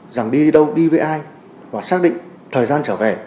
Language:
Vietnamese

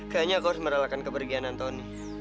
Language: Indonesian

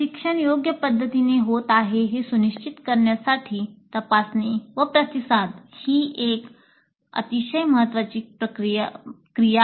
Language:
Marathi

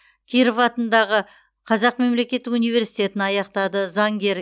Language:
Kazakh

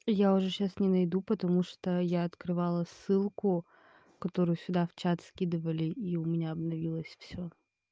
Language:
Russian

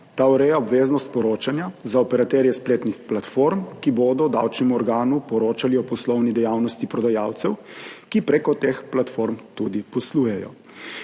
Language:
Slovenian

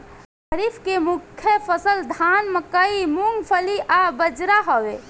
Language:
Bhojpuri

